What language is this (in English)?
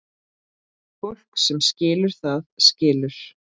Icelandic